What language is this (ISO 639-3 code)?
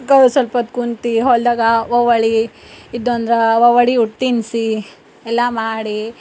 kan